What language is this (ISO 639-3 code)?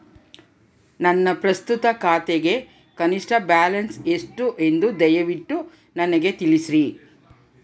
kan